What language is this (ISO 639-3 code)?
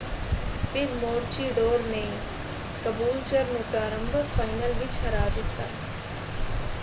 pan